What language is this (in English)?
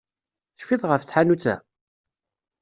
Kabyle